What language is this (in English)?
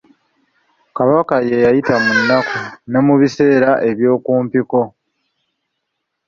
Ganda